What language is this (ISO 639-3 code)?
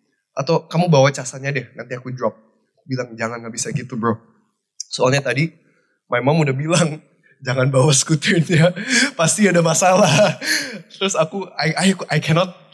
ind